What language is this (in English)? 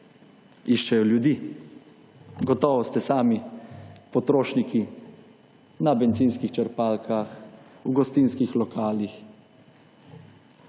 Slovenian